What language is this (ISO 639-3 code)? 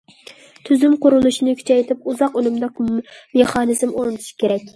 uig